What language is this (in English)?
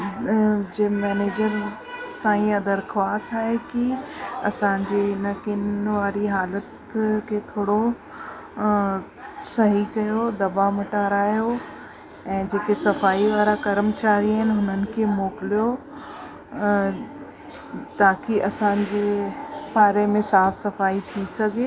Sindhi